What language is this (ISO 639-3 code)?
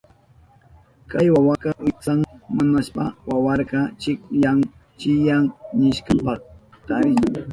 qup